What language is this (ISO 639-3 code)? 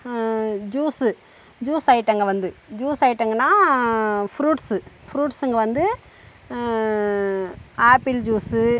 tam